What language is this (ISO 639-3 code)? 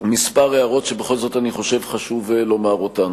heb